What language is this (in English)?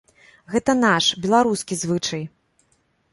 Belarusian